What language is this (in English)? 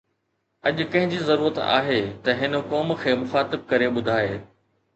Sindhi